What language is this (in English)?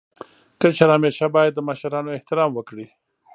Pashto